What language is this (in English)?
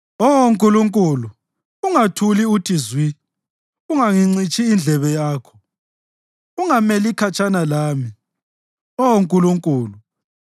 North Ndebele